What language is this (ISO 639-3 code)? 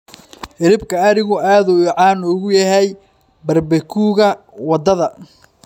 som